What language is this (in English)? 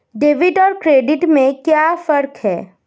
Hindi